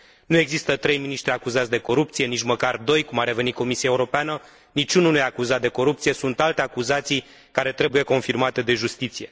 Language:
Romanian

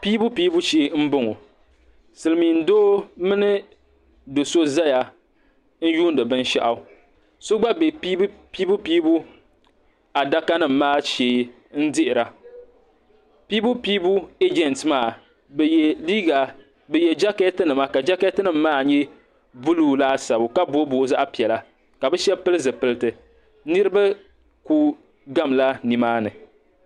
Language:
Dagbani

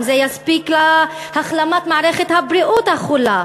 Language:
Hebrew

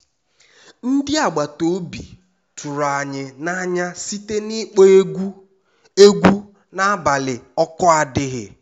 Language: Igbo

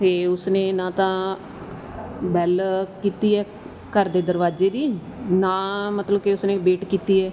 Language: Punjabi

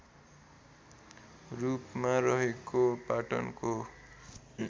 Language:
Nepali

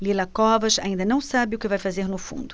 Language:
Portuguese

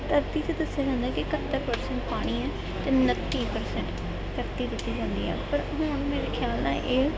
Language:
Punjabi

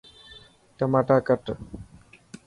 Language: Dhatki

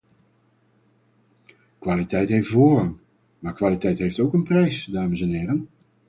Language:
Dutch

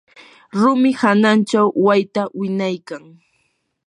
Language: Yanahuanca Pasco Quechua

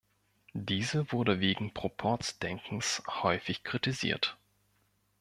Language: German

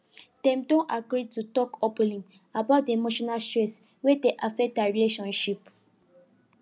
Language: Nigerian Pidgin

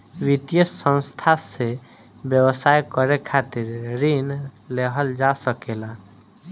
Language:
Bhojpuri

